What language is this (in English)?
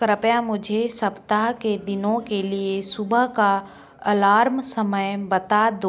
Hindi